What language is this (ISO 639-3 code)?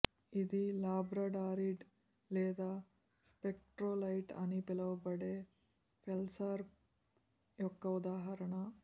tel